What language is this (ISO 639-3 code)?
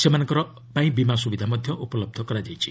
ori